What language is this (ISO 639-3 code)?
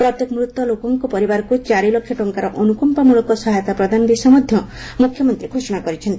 ori